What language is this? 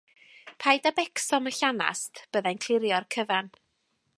Welsh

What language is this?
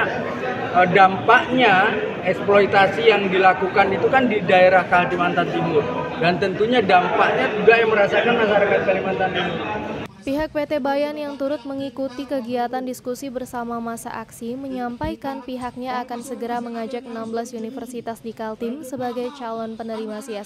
Indonesian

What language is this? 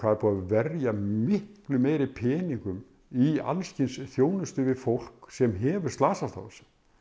Icelandic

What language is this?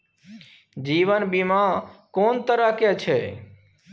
Maithili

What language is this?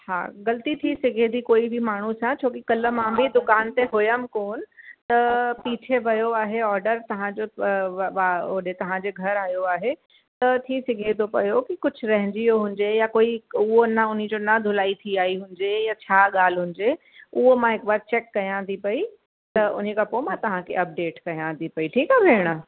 Sindhi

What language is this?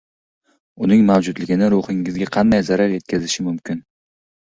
Uzbek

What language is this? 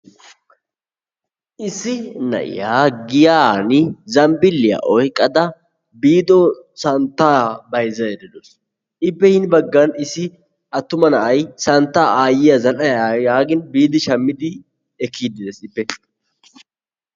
Wolaytta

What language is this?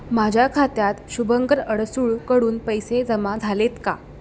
Marathi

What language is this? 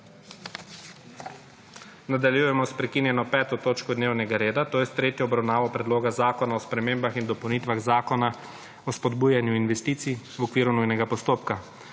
Slovenian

